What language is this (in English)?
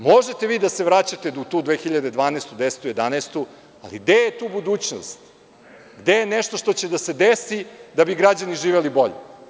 Serbian